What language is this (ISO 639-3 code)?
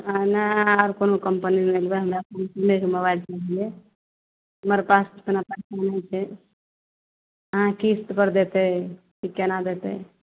mai